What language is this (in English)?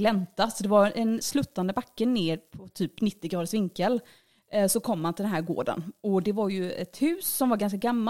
Swedish